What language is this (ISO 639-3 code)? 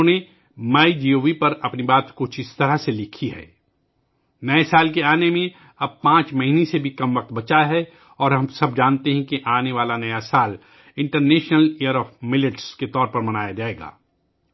urd